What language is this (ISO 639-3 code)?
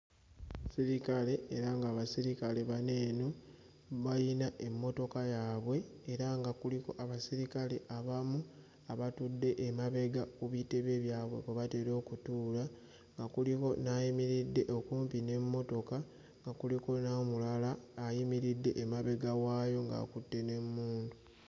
lug